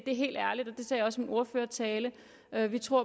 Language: Danish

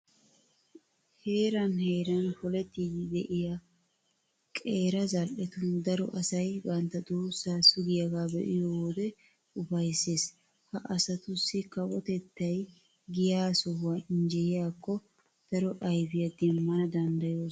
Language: Wolaytta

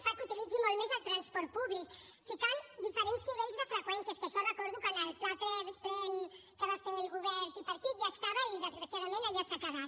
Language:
Catalan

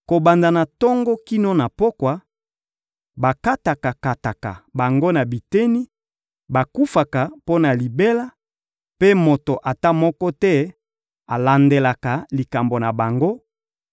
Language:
Lingala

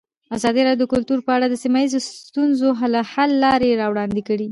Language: Pashto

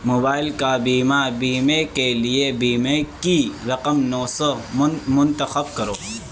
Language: Urdu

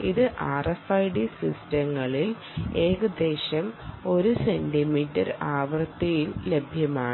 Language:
Malayalam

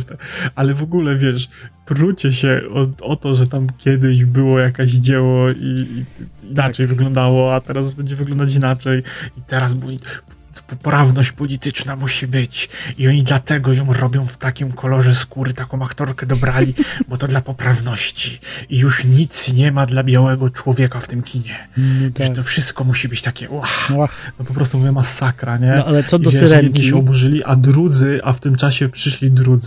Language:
Polish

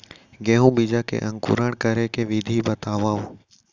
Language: Chhattisgarhi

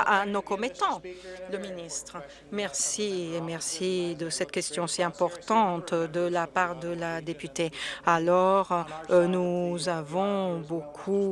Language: French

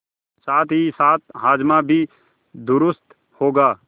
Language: Hindi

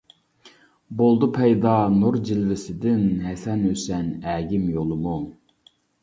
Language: Uyghur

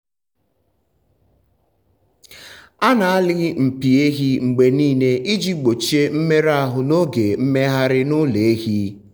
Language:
Igbo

